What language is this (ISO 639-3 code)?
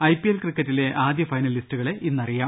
mal